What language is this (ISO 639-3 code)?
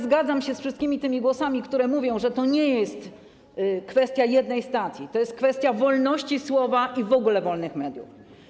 pol